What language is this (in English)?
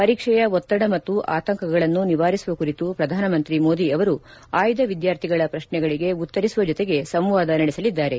Kannada